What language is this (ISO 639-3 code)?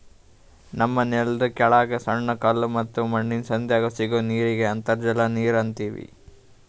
kan